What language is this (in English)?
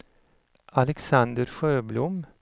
Swedish